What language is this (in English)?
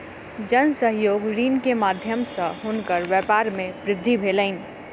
Maithili